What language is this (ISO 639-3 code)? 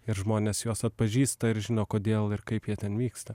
lit